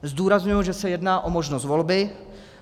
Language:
Czech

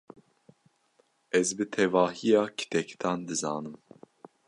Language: Kurdish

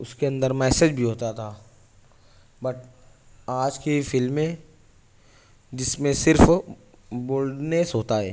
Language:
Urdu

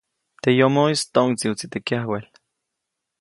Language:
Copainalá Zoque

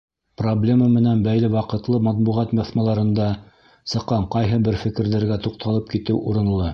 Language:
Bashkir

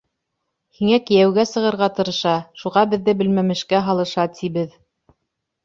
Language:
Bashkir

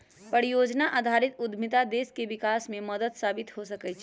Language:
Magahi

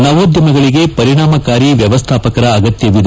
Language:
Kannada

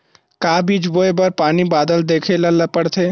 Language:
Chhattisgarhi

